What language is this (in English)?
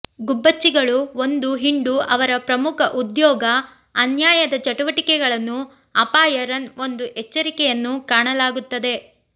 Kannada